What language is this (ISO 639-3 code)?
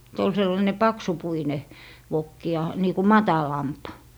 fin